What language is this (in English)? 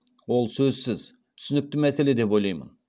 Kazakh